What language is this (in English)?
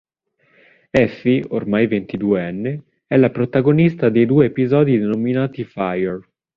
Italian